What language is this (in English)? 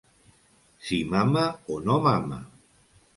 Catalan